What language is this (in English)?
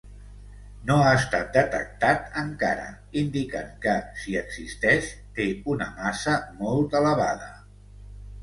Catalan